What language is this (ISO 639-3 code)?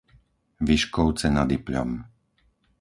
slk